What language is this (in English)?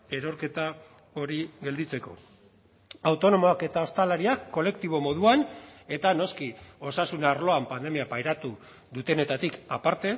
Basque